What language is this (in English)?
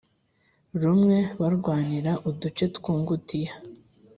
Kinyarwanda